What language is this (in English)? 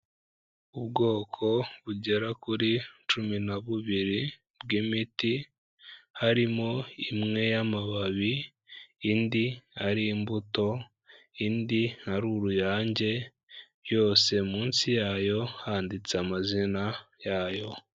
Kinyarwanda